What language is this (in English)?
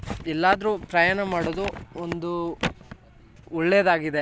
Kannada